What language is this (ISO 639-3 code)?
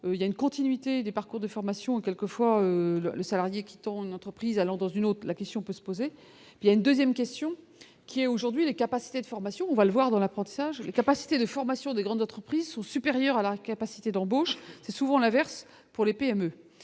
fra